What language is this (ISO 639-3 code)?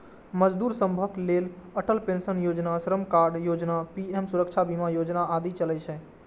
mai